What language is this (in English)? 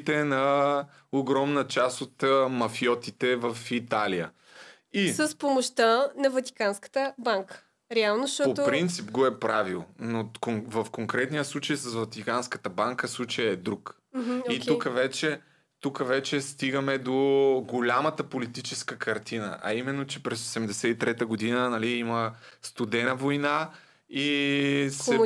Bulgarian